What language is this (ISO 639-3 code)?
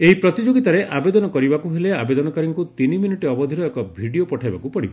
ori